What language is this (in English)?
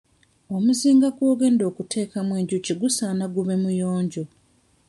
Ganda